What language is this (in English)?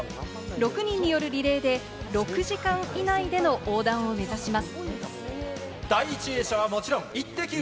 Japanese